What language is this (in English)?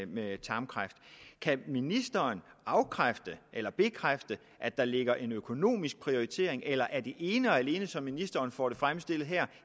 Danish